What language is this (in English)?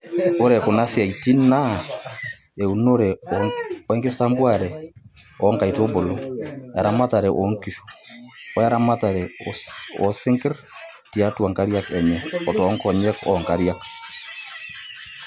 Masai